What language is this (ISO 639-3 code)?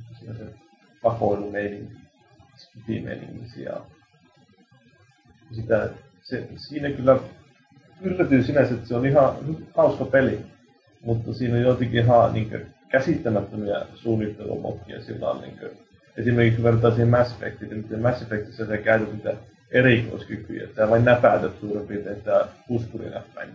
fin